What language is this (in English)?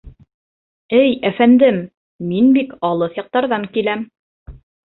Bashkir